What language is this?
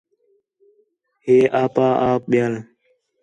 Khetrani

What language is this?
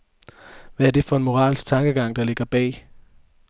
Danish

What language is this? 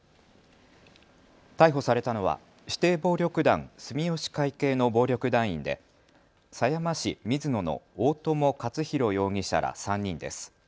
Japanese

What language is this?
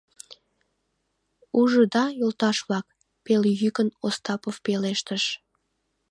Mari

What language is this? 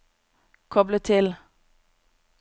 Norwegian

